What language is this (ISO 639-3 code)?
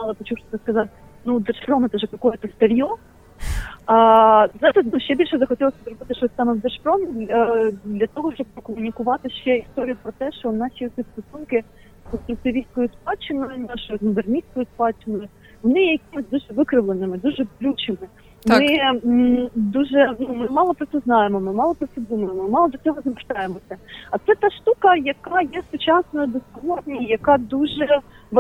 ukr